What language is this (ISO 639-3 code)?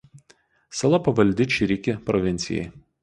lit